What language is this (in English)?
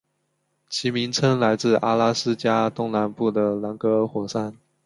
Chinese